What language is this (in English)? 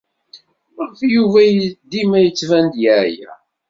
Kabyle